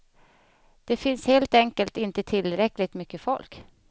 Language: Swedish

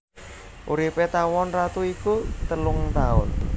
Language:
Javanese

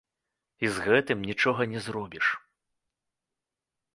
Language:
Belarusian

